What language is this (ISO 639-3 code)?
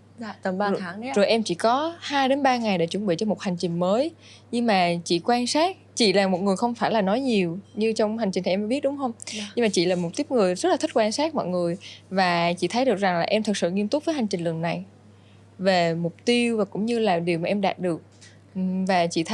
vie